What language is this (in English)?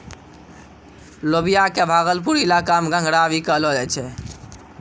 Maithili